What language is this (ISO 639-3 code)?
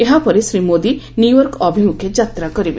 ori